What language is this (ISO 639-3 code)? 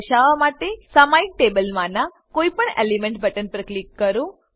guj